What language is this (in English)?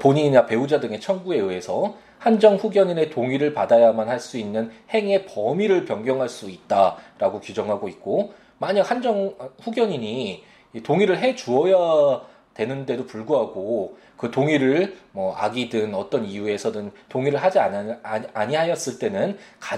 Korean